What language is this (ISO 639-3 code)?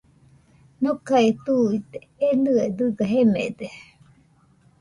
hux